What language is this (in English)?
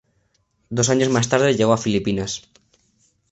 Spanish